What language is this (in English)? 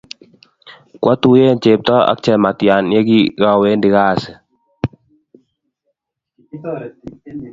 Kalenjin